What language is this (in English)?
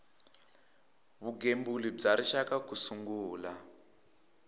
Tsonga